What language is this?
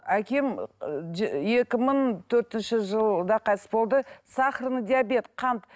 Kazakh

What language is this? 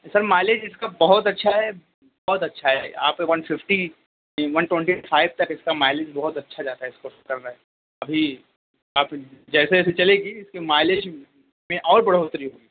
Urdu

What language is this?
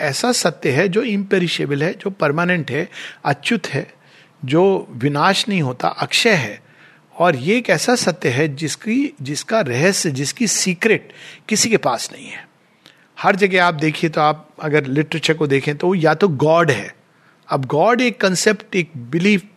Hindi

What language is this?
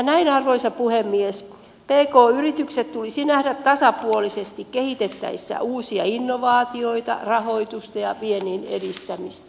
Finnish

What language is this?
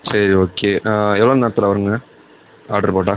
Tamil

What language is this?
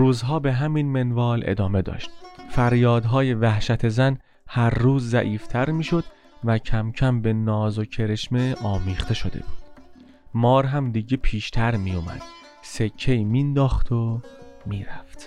Persian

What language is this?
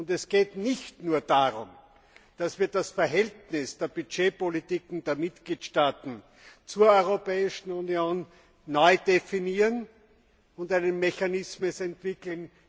German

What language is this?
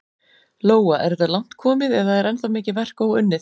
Icelandic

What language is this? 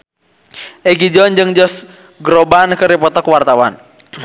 Sundanese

